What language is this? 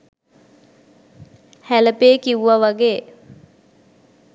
Sinhala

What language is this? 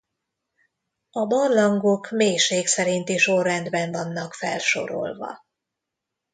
Hungarian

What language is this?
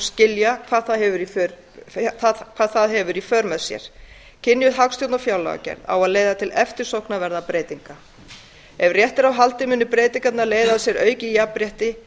Icelandic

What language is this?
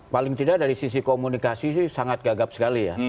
Indonesian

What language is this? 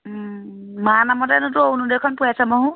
Assamese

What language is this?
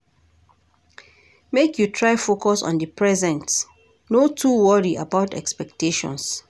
Nigerian Pidgin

